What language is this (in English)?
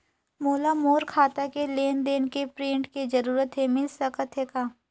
Chhattisgarhi